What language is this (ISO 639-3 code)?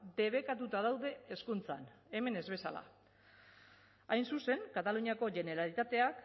eus